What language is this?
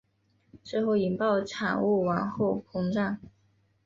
Chinese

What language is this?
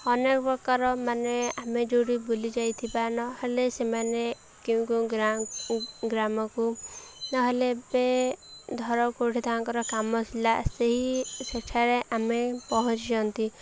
Odia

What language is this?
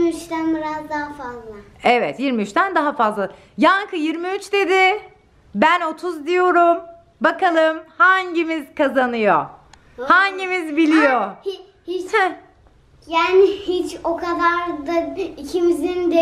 Turkish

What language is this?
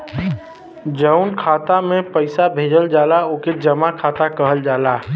Bhojpuri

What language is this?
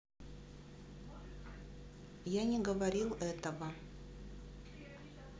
Russian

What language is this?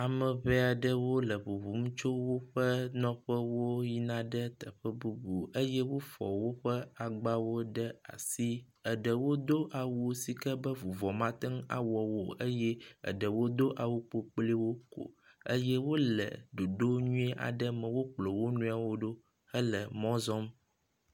Ewe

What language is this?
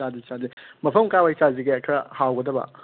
Manipuri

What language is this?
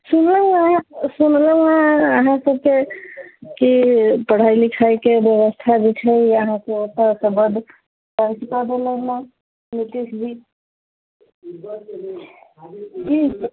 Maithili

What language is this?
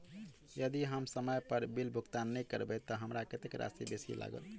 Maithili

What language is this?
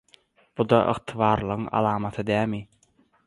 Turkmen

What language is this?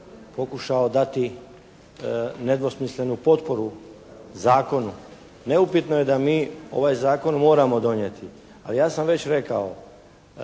Croatian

